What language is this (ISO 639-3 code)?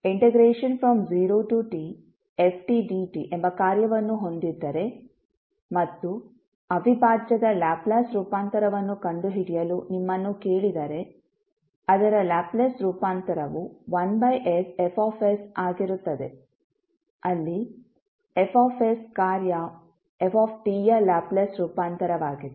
kan